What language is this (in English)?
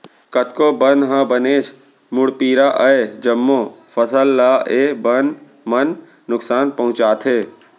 Chhattisgarhi